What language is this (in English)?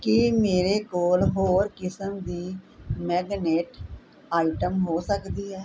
Punjabi